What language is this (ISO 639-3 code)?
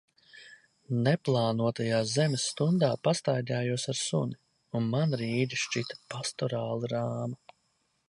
lav